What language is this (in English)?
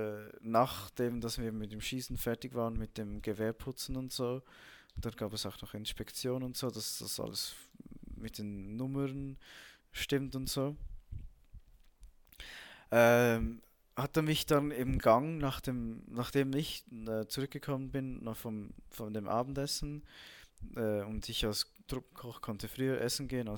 German